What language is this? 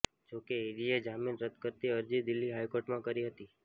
Gujarati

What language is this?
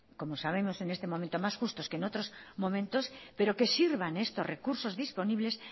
Spanish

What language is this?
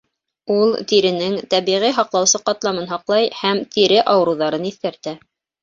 Bashkir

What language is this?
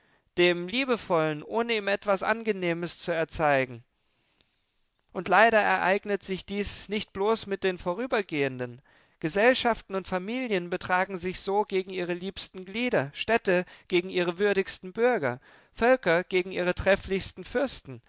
German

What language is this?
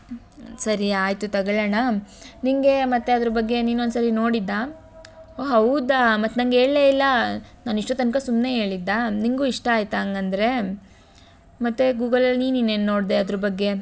Kannada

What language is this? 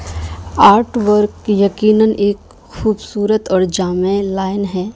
Urdu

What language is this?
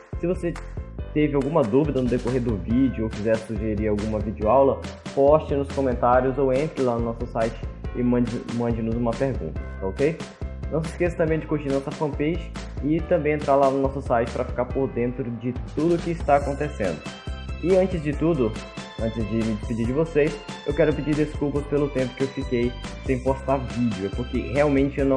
Portuguese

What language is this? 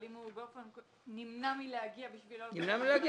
Hebrew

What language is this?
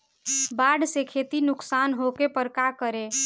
Bhojpuri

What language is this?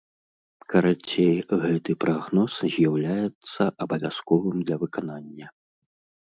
Belarusian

